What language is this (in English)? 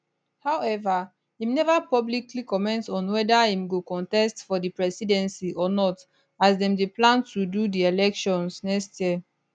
Nigerian Pidgin